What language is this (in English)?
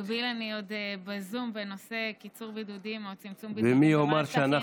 Hebrew